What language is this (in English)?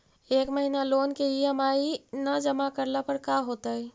Magahi